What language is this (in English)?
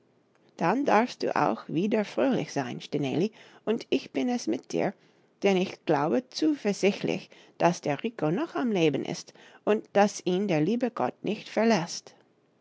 German